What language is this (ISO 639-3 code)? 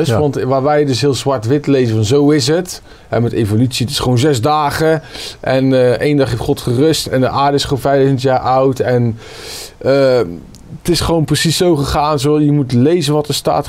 nld